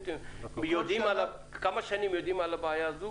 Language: Hebrew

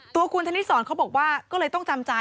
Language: Thai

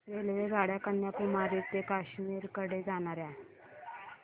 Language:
Marathi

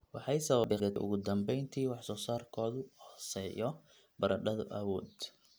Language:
Somali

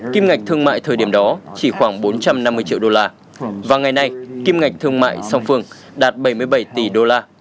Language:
Vietnamese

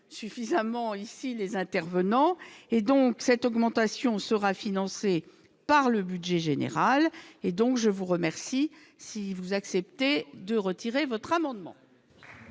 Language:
French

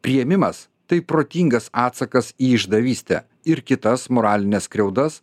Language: Lithuanian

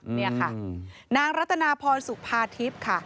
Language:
Thai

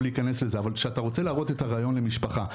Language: Hebrew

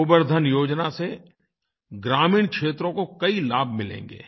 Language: Hindi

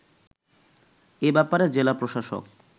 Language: Bangla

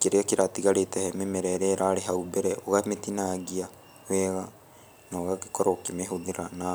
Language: Kikuyu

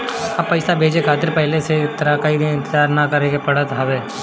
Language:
Bhojpuri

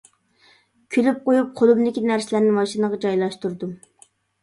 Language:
Uyghur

